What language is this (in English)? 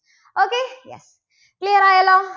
Malayalam